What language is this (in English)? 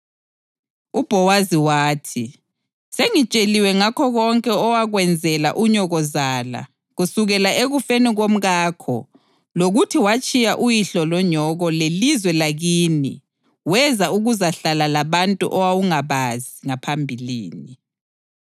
North Ndebele